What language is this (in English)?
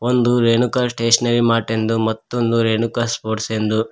Kannada